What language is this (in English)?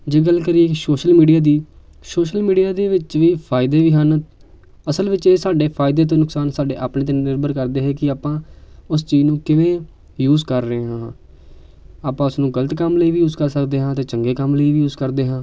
Punjabi